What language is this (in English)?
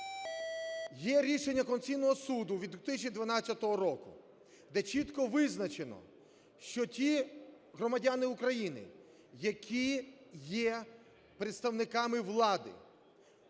Ukrainian